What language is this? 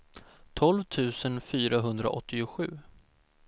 Swedish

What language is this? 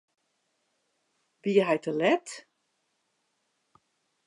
Western Frisian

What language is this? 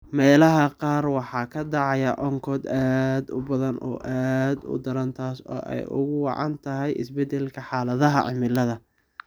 Somali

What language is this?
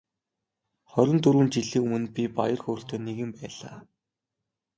Mongolian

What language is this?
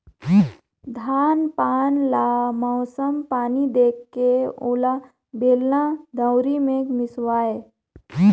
Chhattisgarhi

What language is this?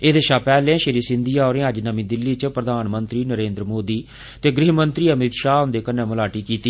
Dogri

